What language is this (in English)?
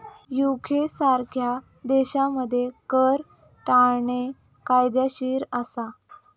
Marathi